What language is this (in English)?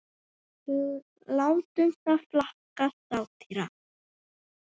Icelandic